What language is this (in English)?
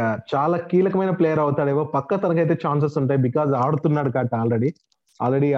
Telugu